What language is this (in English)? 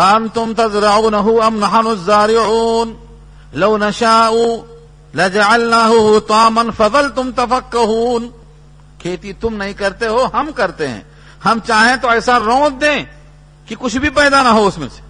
Urdu